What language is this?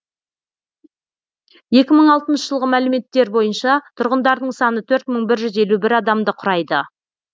Kazakh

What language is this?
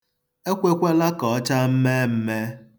Igbo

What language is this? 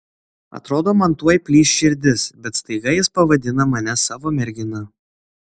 Lithuanian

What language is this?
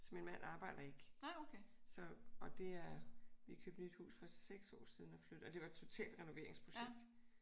Danish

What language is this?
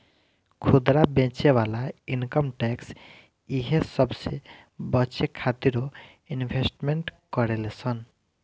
Bhojpuri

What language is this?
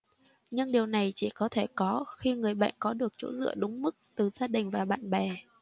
Vietnamese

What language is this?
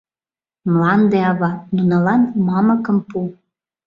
Mari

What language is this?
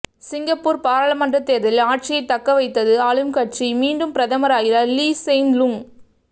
Tamil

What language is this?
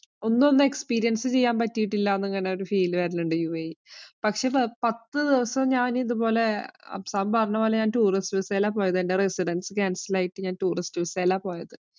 Malayalam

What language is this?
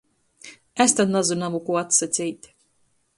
Latgalian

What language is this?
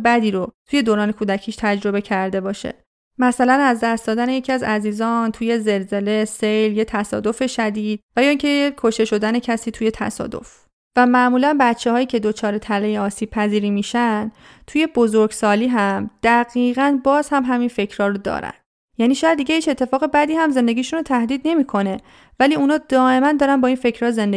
Persian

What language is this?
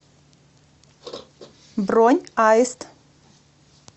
Russian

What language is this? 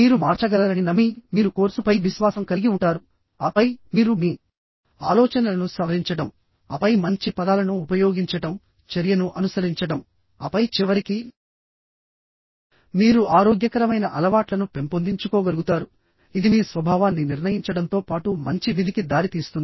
Telugu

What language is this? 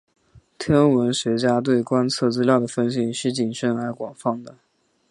Chinese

